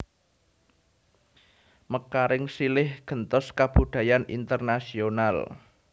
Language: Javanese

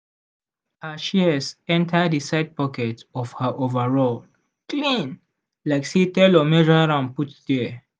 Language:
Nigerian Pidgin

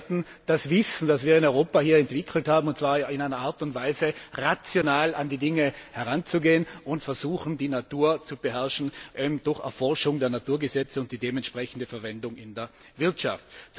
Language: German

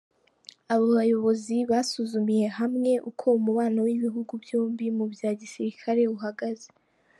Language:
Kinyarwanda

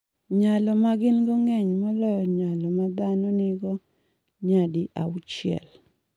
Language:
Luo (Kenya and Tanzania)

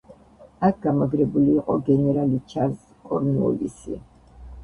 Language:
Georgian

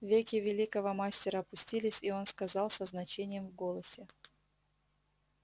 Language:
Russian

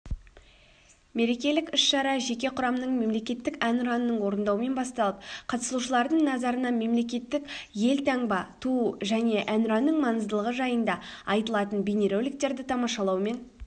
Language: Kazakh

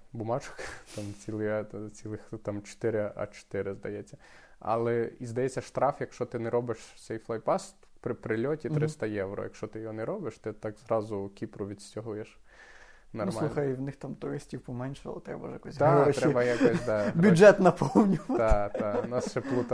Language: Ukrainian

